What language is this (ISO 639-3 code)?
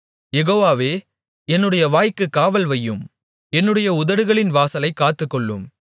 tam